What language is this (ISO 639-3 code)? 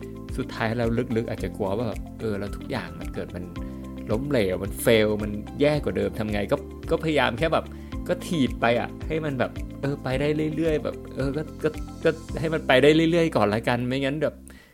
tha